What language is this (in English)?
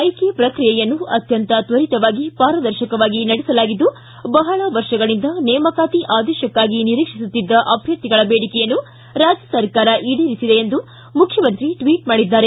Kannada